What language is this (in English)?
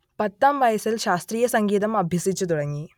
Malayalam